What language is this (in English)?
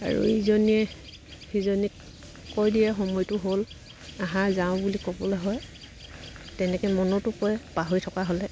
Assamese